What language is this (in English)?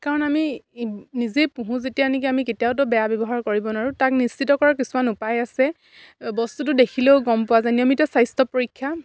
Assamese